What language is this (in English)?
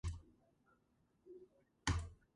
Georgian